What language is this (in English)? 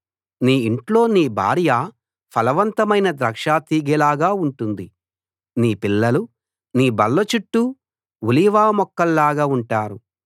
Telugu